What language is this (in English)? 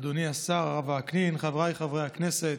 Hebrew